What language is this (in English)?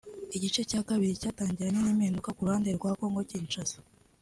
Kinyarwanda